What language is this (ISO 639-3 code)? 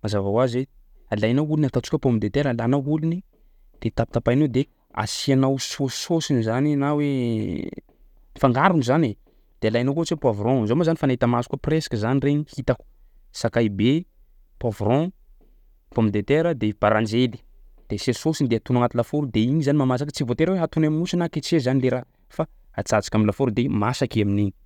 skg